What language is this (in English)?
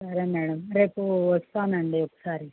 Telugu